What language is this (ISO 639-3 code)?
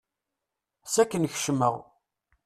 kab